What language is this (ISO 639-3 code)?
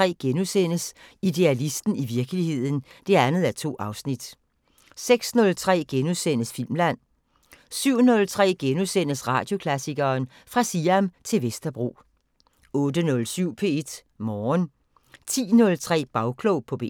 dan